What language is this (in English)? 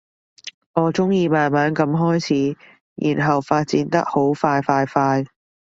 Cantonese